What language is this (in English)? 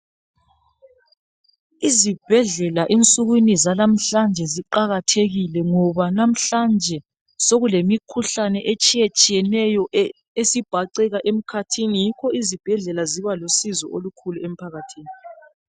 North Ndebele